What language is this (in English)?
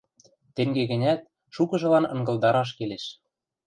Western Mari